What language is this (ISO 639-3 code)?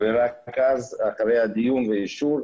heb